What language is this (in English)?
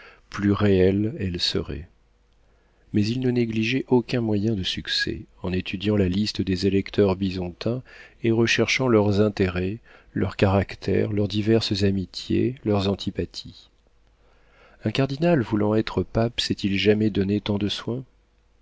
French